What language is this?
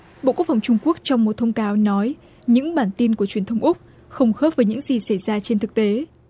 Vietnamese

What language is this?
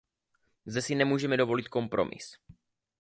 Czech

